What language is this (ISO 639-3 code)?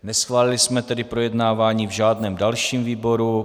ces